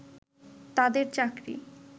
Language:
Bangla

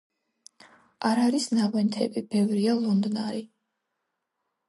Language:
Georgian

